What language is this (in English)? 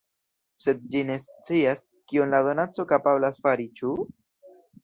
Esperanto